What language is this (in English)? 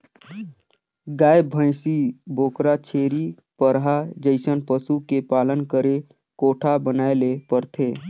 Chhattisgarhi